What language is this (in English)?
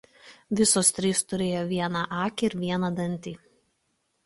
Lithuanian